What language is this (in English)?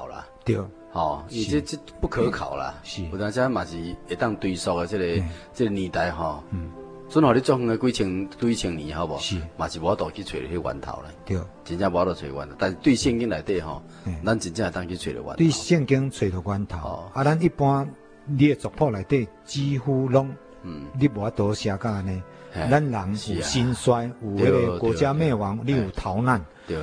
Chinese